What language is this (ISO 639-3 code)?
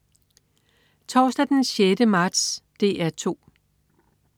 dan